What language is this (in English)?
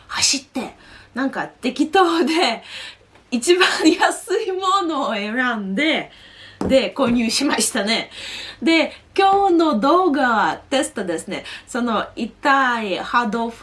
Japanese